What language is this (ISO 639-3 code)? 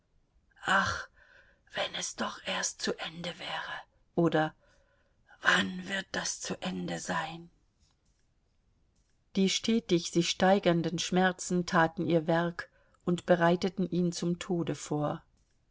deu